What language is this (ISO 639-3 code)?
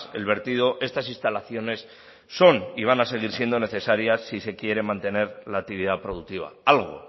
spa